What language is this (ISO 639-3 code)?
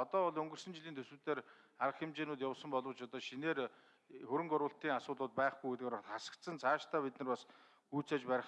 tur